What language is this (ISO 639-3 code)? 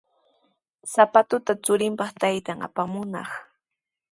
qws